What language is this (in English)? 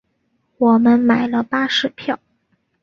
Chinese